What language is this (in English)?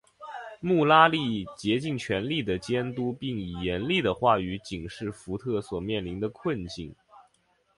Chinese